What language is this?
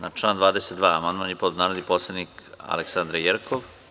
Serbian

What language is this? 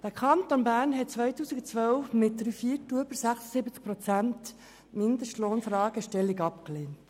Swiss German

